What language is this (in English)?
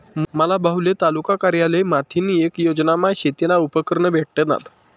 Marathi